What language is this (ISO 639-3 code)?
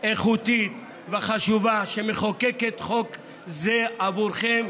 heb